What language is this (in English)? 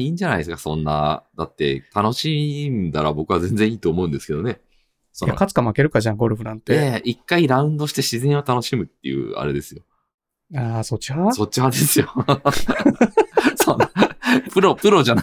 Japanese